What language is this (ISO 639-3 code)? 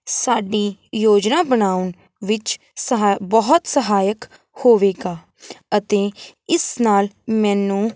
pan